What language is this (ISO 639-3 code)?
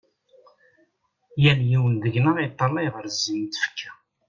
kab